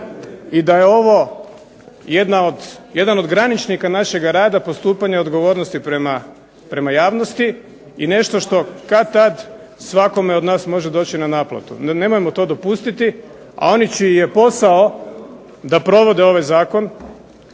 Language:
Croatian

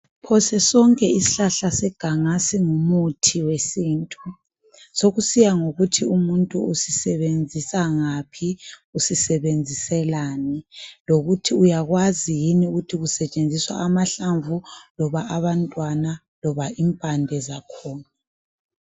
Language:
North Ndebele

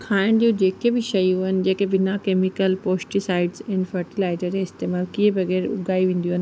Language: Sindhi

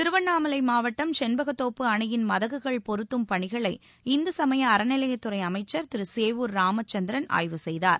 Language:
Tamil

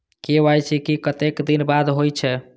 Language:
Maithili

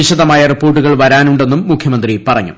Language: Malayalam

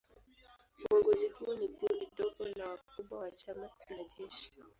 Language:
Swahili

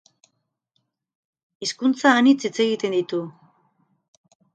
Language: Basque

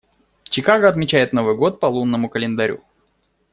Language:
Russian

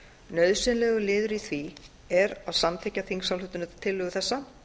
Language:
Icelandic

